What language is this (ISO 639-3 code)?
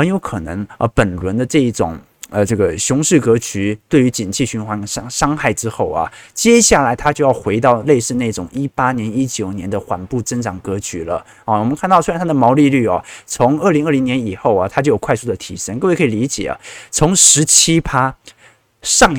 zho